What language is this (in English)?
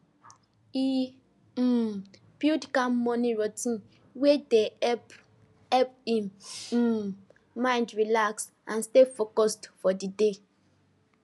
Nigerian Pidgin